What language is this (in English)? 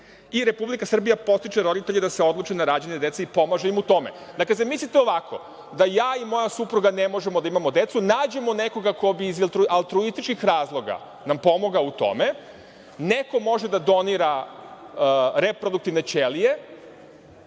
Serbian